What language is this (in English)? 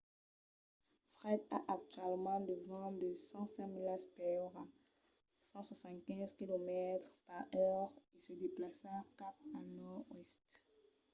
Occitan